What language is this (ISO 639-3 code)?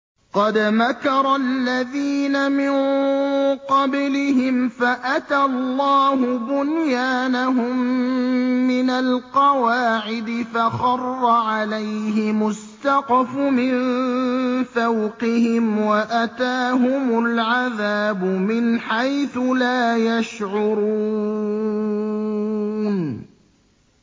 ara